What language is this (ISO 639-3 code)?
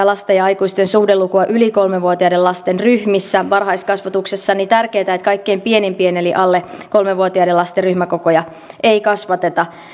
fin